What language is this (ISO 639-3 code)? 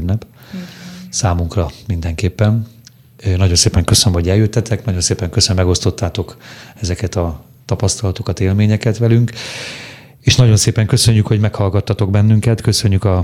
hun